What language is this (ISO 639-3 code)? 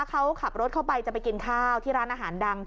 tha